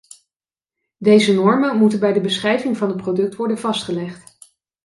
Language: Dutch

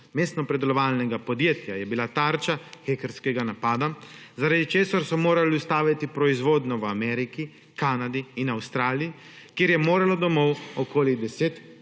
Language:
Slovenian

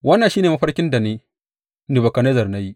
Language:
Hausa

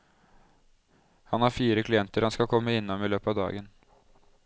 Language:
Norwegian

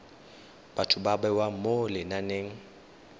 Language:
Tswana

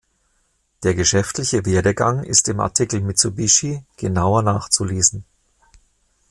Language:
German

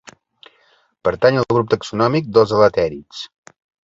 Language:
Catalan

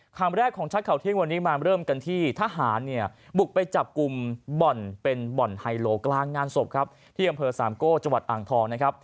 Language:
Thai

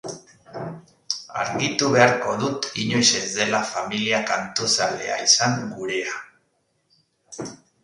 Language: Basque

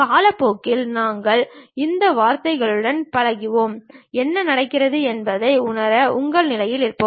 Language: Tamil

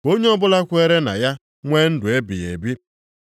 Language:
Igbo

